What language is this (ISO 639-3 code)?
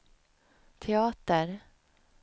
swe